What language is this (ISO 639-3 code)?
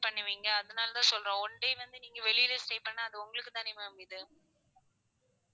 tam